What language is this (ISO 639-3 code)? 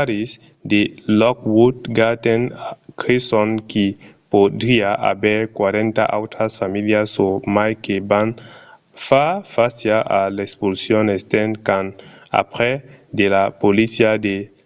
oci